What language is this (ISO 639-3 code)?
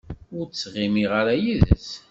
kab